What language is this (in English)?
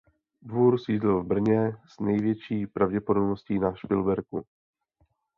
Czech